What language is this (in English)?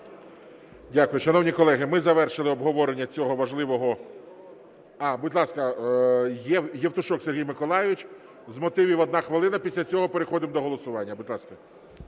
Ukrainian